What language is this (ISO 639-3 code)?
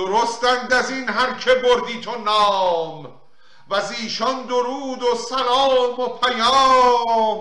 fas